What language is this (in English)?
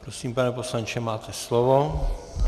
Czech